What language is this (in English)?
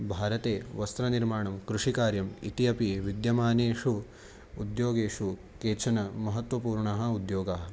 Sanskrit